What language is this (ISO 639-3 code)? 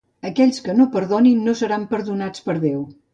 cat